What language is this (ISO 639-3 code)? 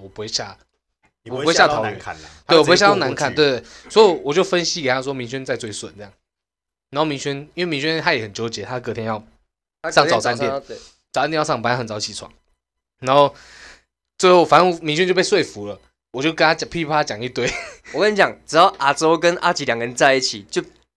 zho